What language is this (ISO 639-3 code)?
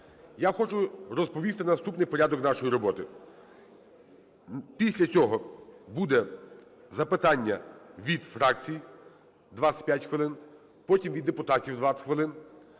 ukr